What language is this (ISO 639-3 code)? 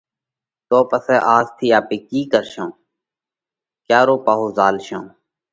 kvx